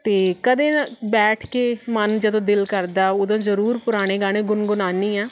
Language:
Punjabi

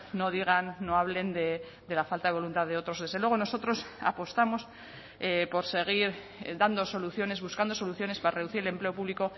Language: Spanish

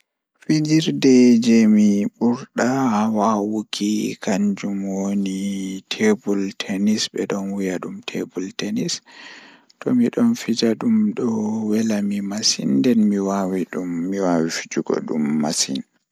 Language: Fula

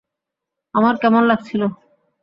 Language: Bangla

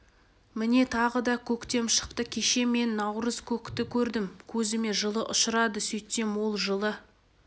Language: Kazakh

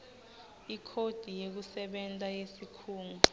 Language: Swati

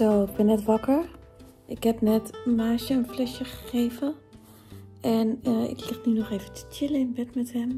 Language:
Dutch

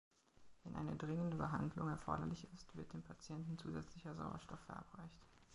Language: German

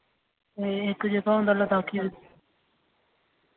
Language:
Dogri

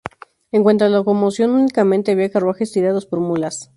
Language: Spanish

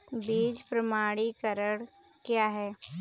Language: Hindi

